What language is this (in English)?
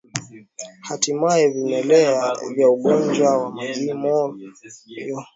Swahili